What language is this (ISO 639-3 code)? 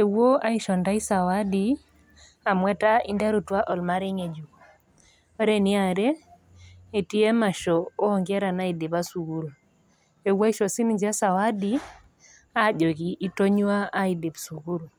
mas